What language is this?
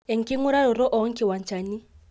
Masai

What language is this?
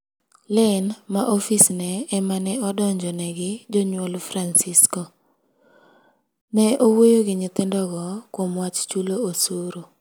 Luo (Kenya and Tanzania)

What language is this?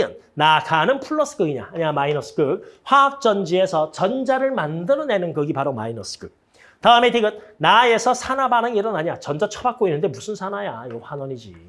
Korean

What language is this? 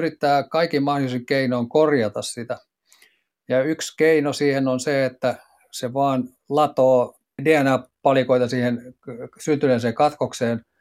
Finnish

